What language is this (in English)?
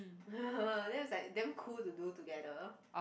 English